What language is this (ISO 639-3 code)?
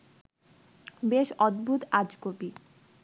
ben